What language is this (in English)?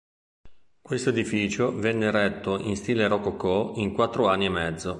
Italian